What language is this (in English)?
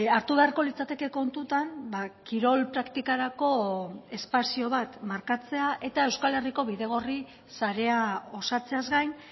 Basque